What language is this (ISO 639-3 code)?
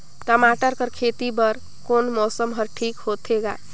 hne